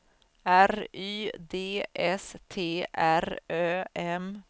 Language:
Swedish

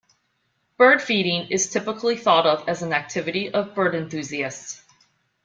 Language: English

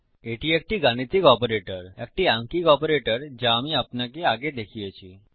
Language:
Bangla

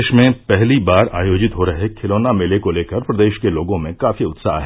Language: Hindi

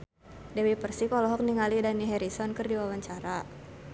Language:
Sundanese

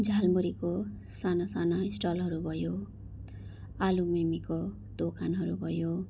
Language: Nepali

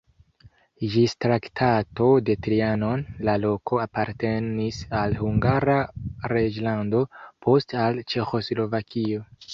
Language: Esperanto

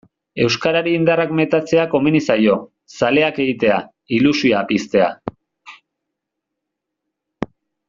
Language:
Basque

